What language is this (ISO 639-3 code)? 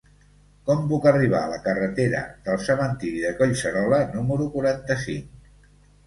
cat